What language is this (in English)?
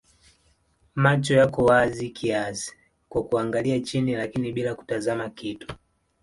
Swahili